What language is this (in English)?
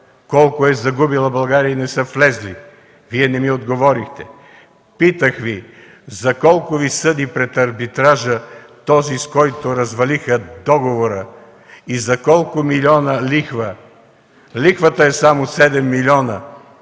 Bulgarian